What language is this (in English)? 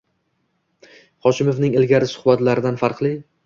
Uzbek